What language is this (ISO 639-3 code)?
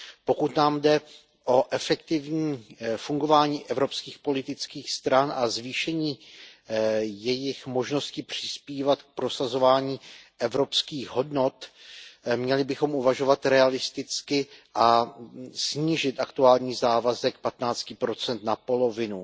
ces